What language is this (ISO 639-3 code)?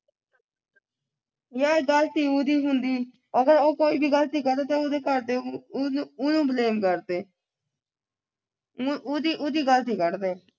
pan